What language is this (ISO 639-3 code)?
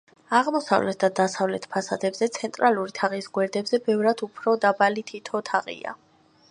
kat